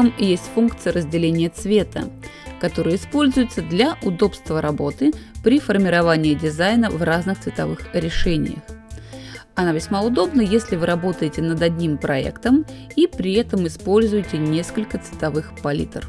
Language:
Russian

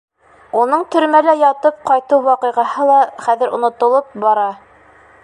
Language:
Bashkir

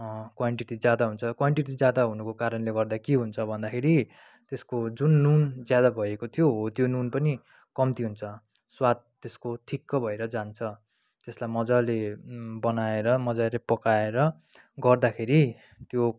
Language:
Nepali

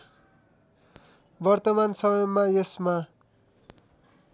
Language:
Nepali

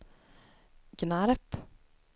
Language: Swedish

